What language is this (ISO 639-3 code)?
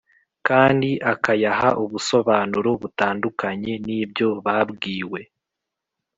kin